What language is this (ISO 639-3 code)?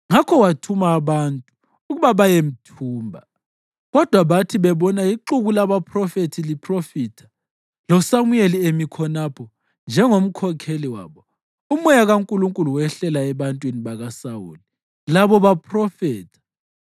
nde